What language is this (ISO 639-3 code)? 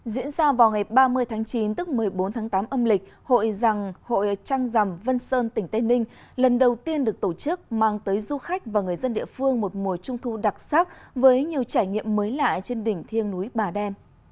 vie